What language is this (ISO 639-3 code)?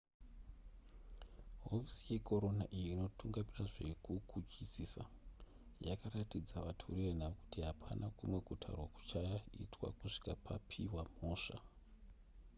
sna